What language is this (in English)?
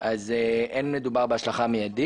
Hebrew